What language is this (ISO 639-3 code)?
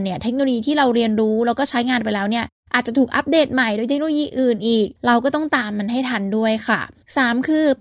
tha